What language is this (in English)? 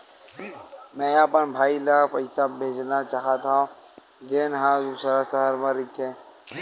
Chhattisgarhi